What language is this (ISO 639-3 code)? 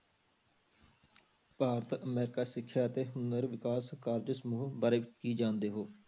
pan